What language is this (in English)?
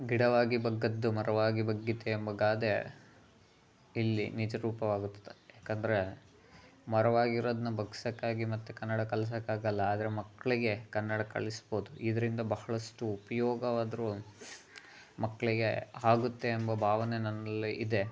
Kannada